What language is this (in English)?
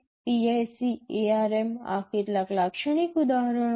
Gujarati